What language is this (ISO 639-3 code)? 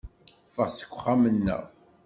kab